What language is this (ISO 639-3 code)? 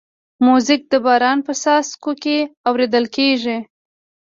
pus